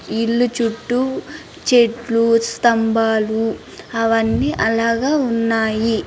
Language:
Telugu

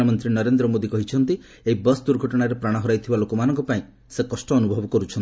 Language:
Odia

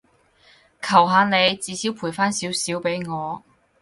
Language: Cantonese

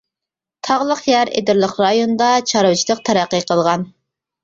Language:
Uyghur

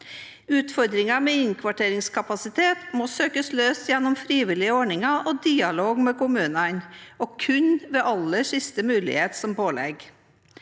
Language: Norwegian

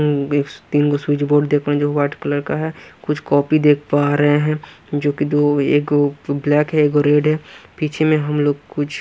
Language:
Hindi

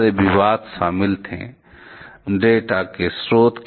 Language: Hindi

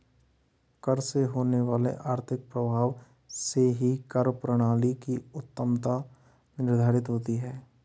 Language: Hindi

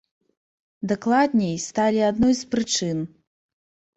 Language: Belarusian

